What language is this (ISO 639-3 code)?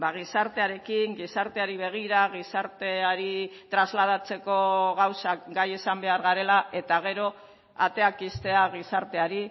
eus